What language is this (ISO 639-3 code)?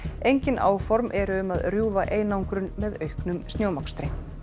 isl